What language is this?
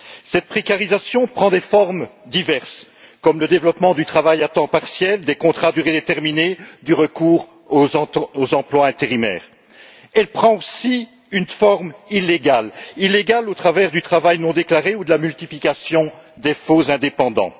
French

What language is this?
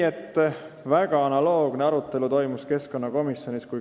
Estonian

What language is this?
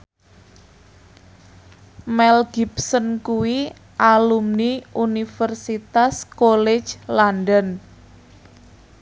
Javanese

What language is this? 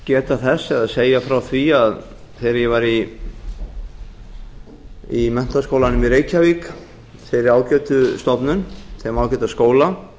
Icelandic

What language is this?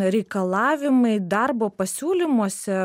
Lithuanian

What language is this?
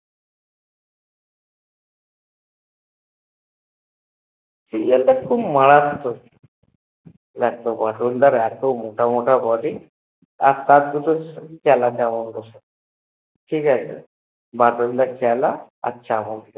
Bangla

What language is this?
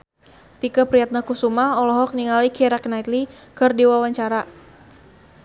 Sundanese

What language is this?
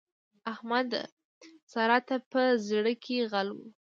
Pashto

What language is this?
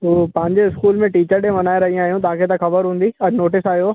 Sindhi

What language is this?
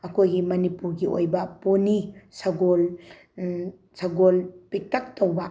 Manipuri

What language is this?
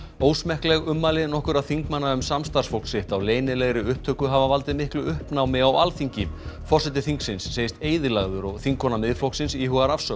Icelandic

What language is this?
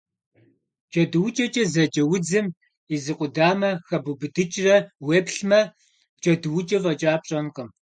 Kabardian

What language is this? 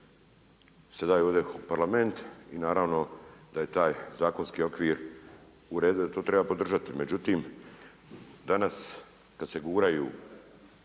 Croatian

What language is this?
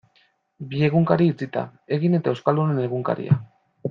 Basque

